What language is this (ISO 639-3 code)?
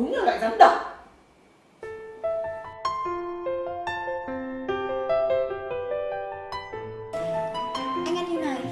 vie